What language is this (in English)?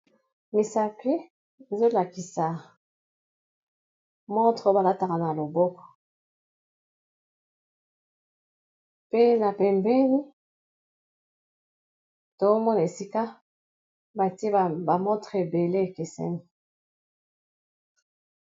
Lingala